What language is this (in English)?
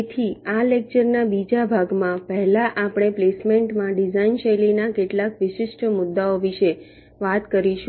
Gujarati